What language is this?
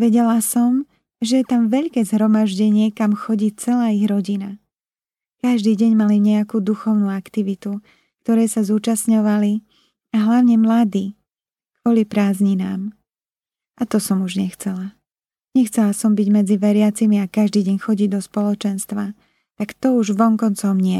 Slovak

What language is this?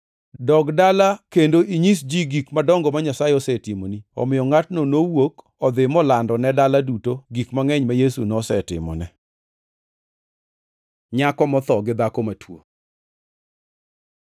Luo (Kenya and Tanzania)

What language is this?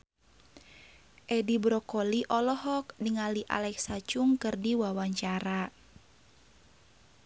Sundanese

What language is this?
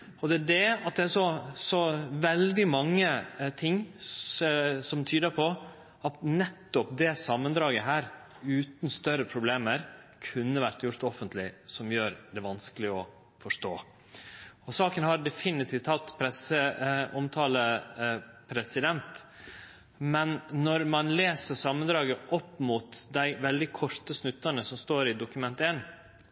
Norwegian Nynorsk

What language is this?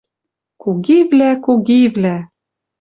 Western Mari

